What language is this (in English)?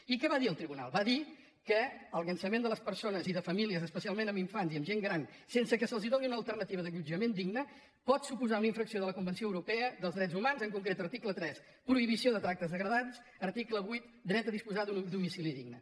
Catalan